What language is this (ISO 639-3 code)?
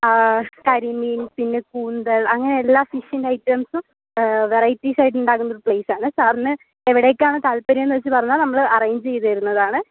mal